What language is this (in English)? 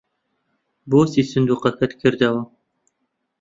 Central Kurdish